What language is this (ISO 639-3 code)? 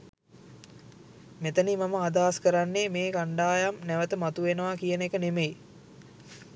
sin